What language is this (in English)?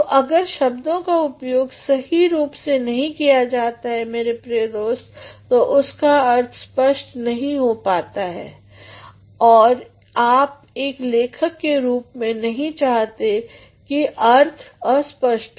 Hindi